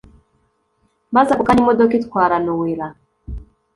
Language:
Kinyarwanda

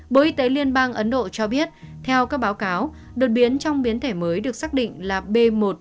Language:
Vietnamese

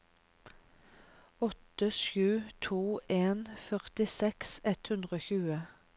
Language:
Norwegian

